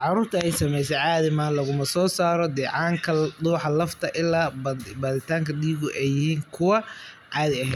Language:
Somali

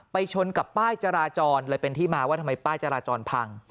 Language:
Thai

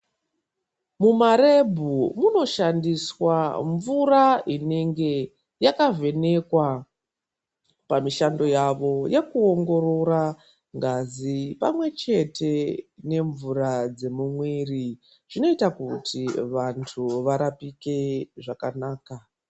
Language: Ndau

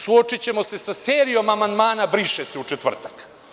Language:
Serbian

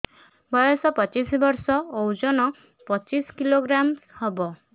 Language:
Odia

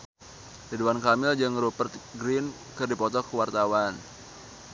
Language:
Sundanese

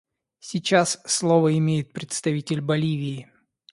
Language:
Russian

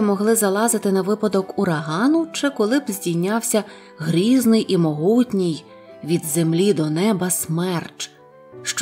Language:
Ukrainian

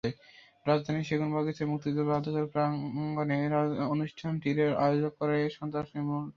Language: Bangla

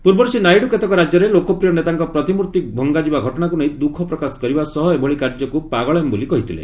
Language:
Odia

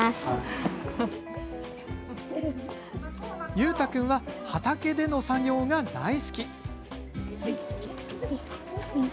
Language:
Japanese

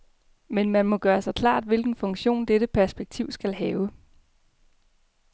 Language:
Danish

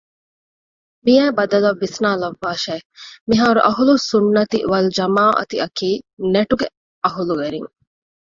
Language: Divehi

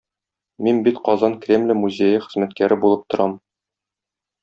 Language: Tatar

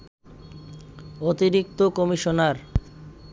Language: Bangla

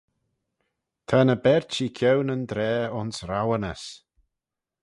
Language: Manx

